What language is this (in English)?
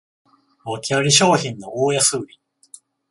Japanese